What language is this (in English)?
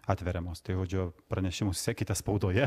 Lithuanian